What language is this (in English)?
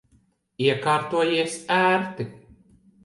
Latvian